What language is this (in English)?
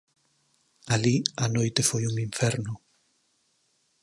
Galician